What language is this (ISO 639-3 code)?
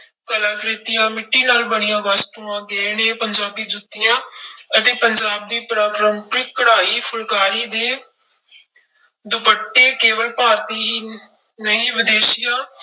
pan